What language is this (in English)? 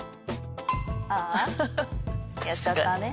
Japanese